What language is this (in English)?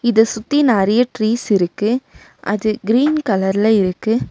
Tamil